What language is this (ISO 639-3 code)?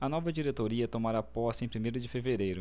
por